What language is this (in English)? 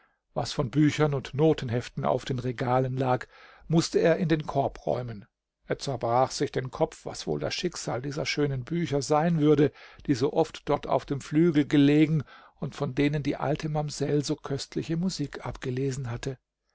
German